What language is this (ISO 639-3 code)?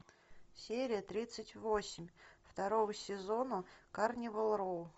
rus